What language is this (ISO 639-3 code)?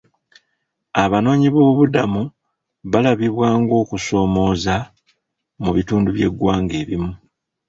lug